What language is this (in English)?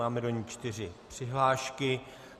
Czech